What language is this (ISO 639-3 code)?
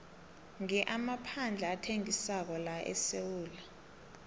nbl